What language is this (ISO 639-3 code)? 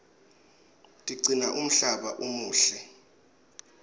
ssw